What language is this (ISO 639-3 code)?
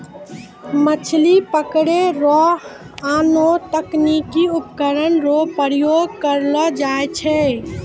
mai